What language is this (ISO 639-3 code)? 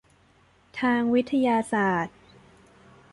tha